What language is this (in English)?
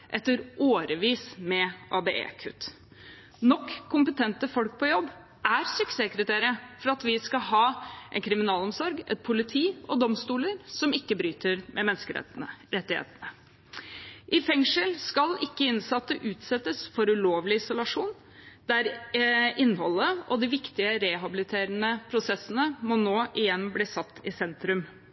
Norwegian Bokmål